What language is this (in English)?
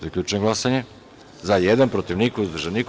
Serbian